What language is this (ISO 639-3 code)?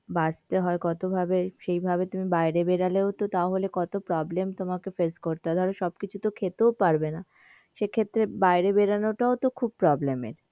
ben